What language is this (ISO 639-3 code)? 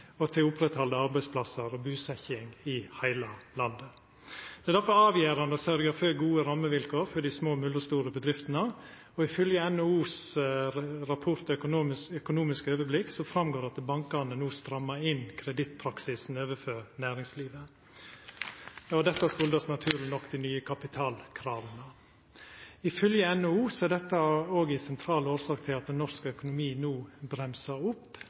nno